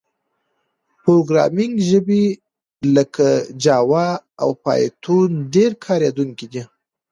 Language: Pashto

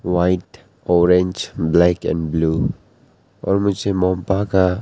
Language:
Hindi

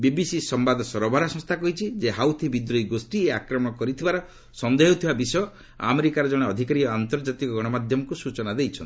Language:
Odia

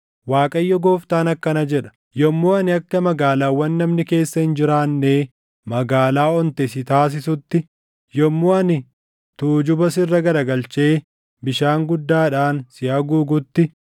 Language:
Oromo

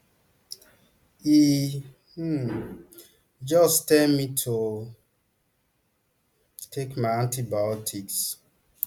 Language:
Nigerian Pidgin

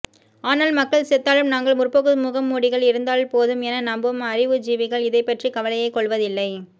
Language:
Tamil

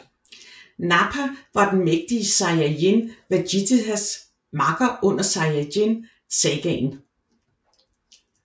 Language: Danish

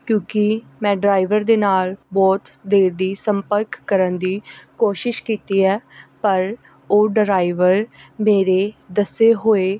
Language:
Punjabi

